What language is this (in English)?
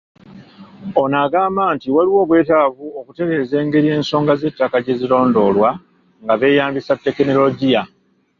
Ganda